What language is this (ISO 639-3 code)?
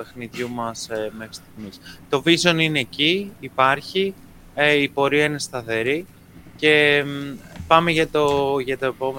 ell